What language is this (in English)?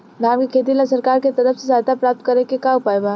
Bhojpuri